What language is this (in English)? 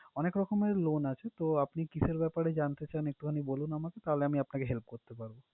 Bangla